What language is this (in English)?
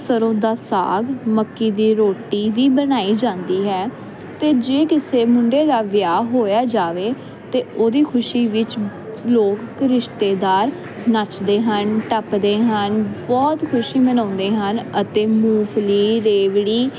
Punjabi